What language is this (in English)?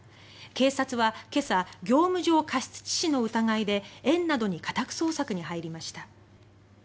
Japanese